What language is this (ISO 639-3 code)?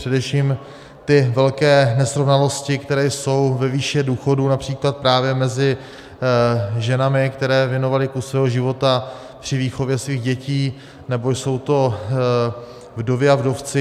ces